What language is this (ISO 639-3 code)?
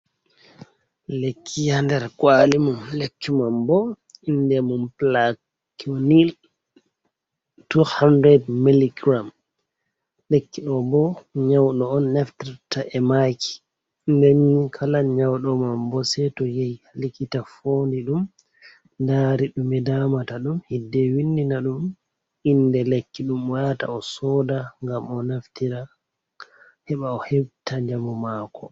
ful